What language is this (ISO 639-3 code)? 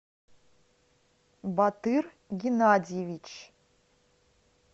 rus